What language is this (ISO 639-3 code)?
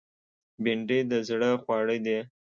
pus